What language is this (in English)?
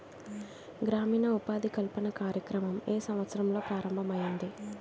Telugu